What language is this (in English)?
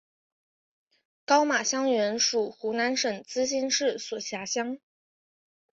Chinese